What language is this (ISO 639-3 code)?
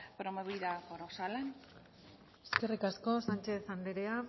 eus